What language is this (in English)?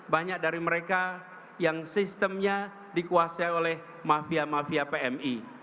Indonesian